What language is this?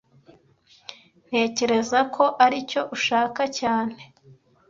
Kinyarwanda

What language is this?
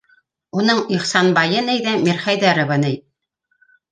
Bashkir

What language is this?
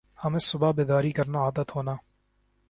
Urdu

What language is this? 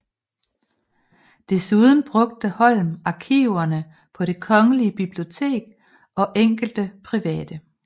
Danish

